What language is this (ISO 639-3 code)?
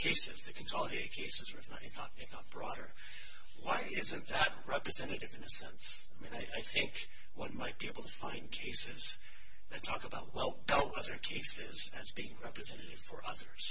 eng